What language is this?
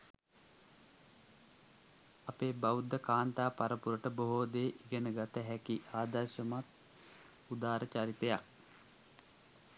Sinhala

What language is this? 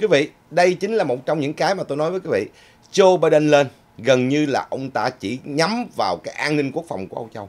Vietnamese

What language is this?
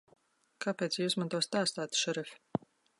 Latvian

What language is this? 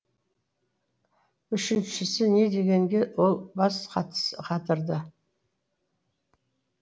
Kazakh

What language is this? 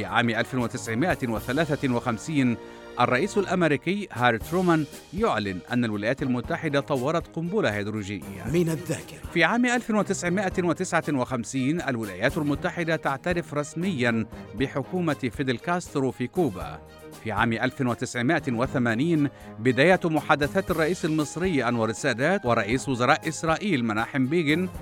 Arabic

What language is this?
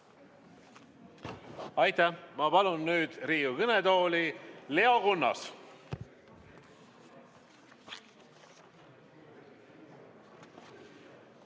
Estonian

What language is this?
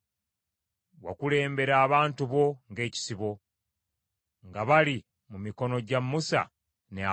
Ganda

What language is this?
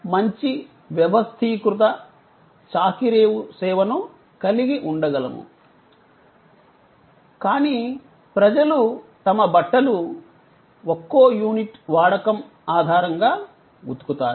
Telugu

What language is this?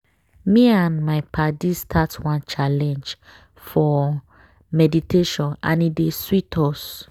Nigerian Pidgin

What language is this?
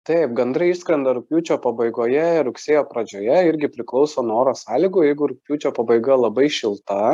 Lithuanian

